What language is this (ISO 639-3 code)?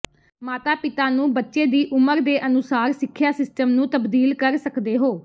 pan